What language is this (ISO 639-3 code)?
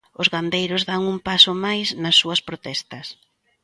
glg